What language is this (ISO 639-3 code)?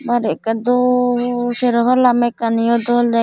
ccp